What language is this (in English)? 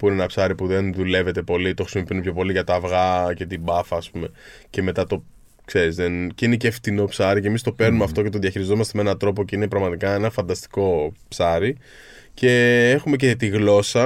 Greek